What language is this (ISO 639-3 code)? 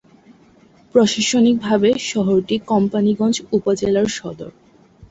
ben